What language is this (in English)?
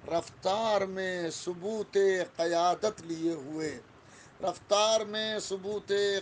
Urdu